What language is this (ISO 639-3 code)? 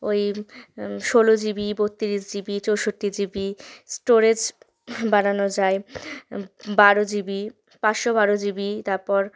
ben